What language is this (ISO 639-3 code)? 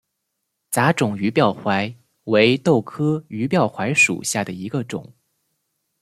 zho